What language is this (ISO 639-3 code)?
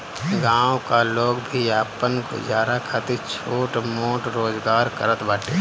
bho